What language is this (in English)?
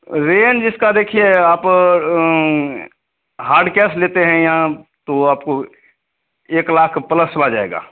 Hindi